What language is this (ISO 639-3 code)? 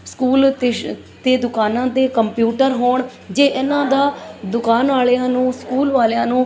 pan